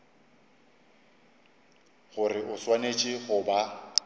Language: Northern Sotho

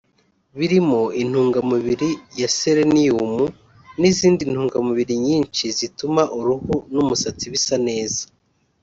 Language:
Kinyarwanda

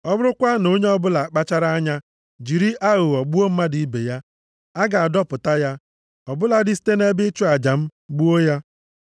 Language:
Igbo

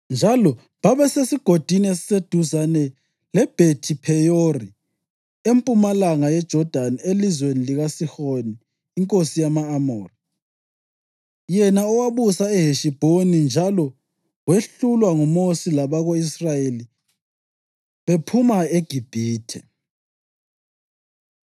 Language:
North Ndebele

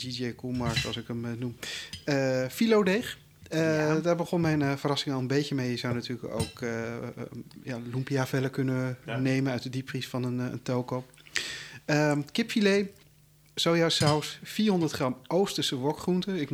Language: Dutch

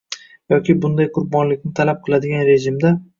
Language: Uzbek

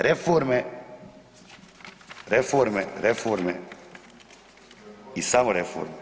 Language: Croatian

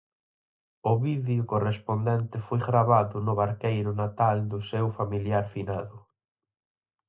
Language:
Galician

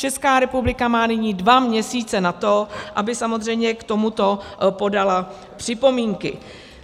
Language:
Czech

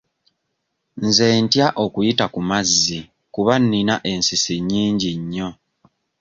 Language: Ganda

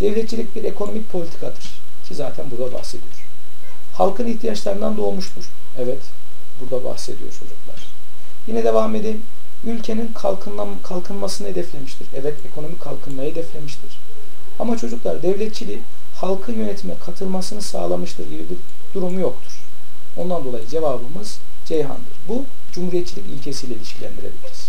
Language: Turkish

